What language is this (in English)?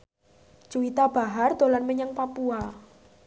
Javanese